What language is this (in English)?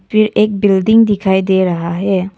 Hindi